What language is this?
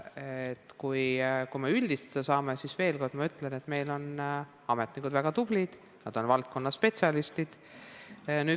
Estonian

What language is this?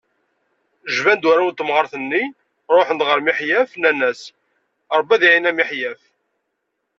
Kabyle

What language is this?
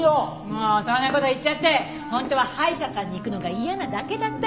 Japanese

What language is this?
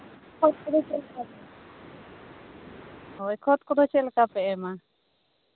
Santali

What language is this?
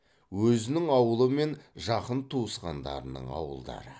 Kazakh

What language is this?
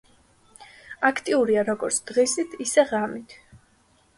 Georgian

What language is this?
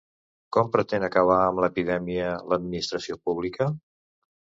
Catalan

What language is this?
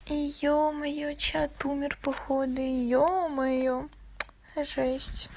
Russian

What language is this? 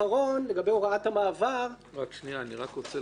Hebrew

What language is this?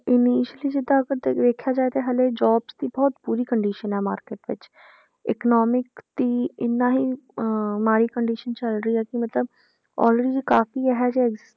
Punjabi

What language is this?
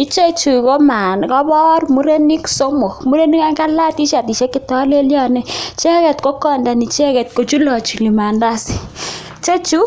Kalenjin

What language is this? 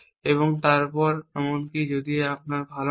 Bangla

